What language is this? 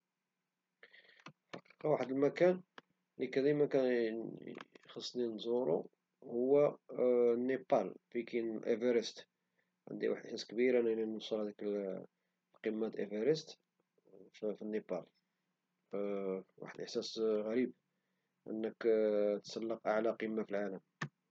Moroccan Arabic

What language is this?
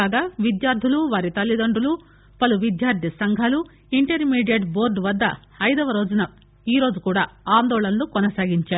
Telugu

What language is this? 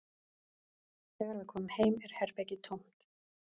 Icelandic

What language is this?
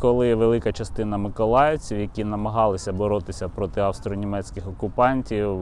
Ukrainian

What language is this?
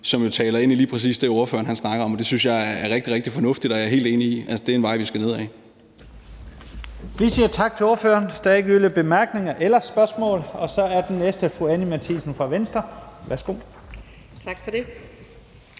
Danish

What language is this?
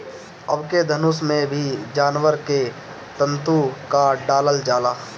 Bhojpuri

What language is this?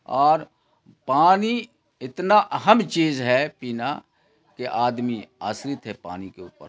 Urdu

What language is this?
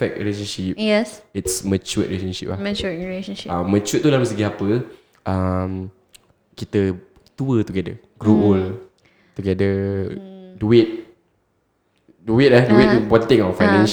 Malay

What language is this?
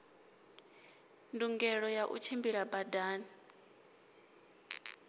Venda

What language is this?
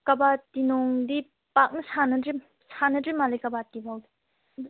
Manipuri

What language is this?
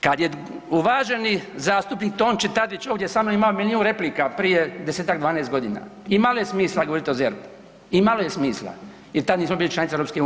Croatian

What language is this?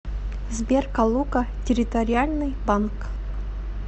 Russian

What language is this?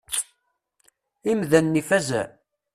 Kabyle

